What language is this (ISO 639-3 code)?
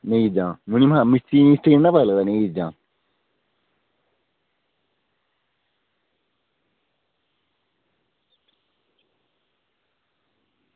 doi